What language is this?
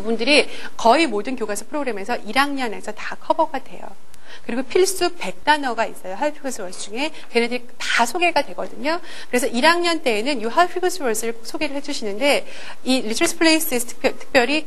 Korean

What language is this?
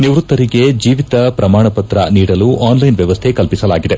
Kannada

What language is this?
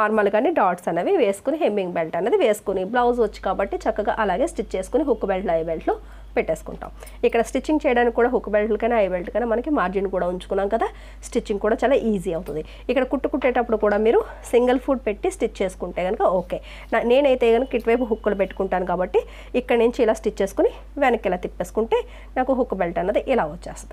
Telugu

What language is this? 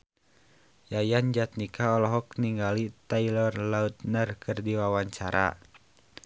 Sundanese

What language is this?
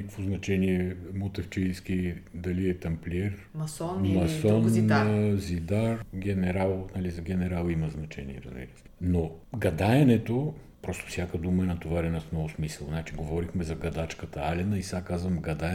Bulgarian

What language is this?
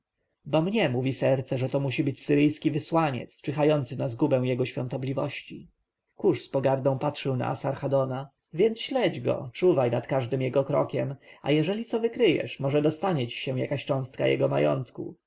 Polish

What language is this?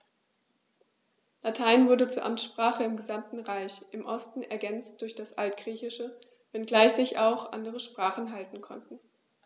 German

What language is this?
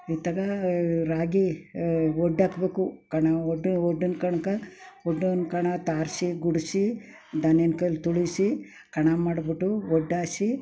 Kannada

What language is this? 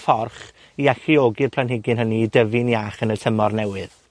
Welsh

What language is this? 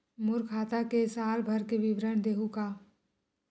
Chhattisgarhi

